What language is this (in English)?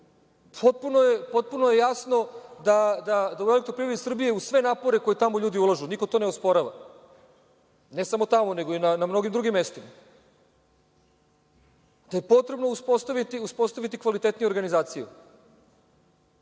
Serbian